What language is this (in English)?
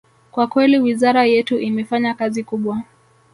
Swahili